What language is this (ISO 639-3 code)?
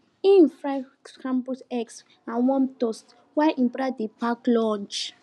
pcm